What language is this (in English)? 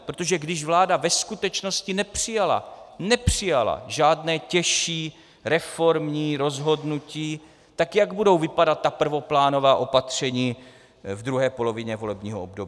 Czech